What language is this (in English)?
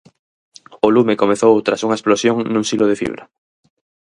Galician